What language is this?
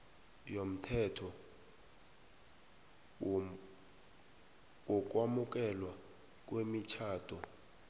South Ndebele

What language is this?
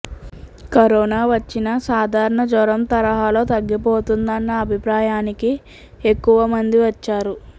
Telugu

